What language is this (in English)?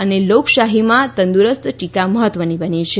Gujarati